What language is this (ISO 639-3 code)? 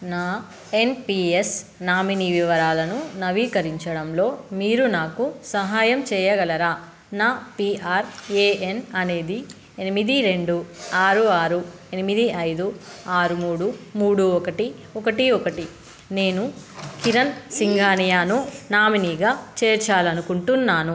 tel